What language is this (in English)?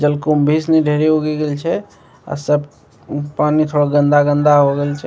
Maithili